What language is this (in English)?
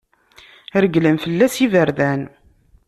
Kabyle